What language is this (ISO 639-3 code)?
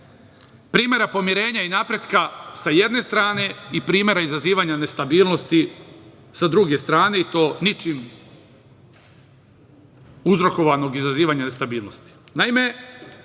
srp